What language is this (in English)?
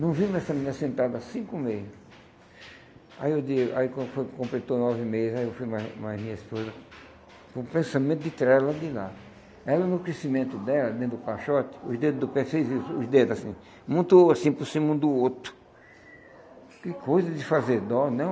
Portuguese